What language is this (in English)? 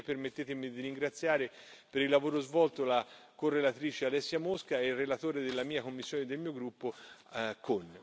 Italian